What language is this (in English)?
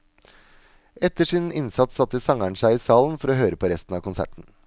Norwegian